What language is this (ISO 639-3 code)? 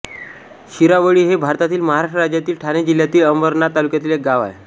mar